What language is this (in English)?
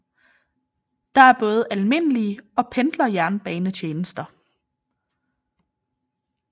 Danish